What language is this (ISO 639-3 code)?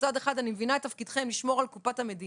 heb